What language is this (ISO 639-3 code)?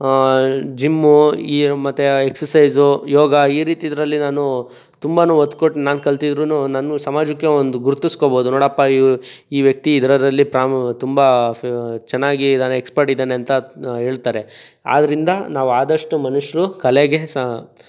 kan